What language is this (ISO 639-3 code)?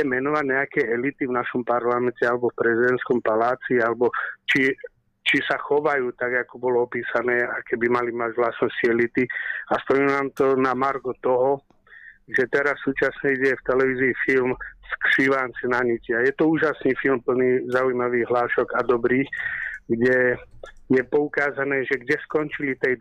slk